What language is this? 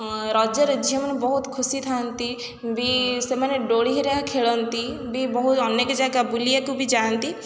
Odia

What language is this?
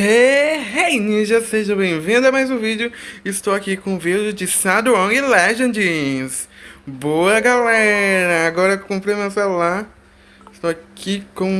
Portuguese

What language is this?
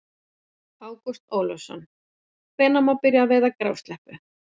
Icelandic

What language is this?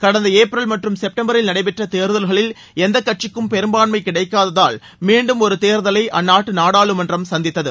Tamil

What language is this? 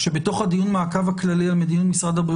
Hebrew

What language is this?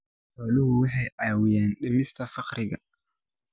Somali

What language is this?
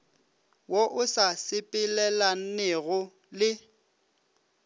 Northern Sotho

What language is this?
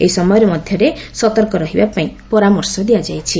Odia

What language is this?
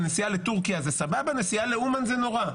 Hebrew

